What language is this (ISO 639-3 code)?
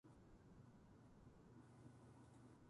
jpn